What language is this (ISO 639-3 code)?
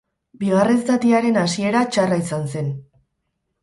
eus